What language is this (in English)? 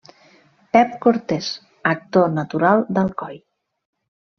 Catalan